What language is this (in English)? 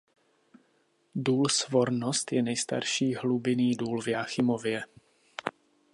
Czech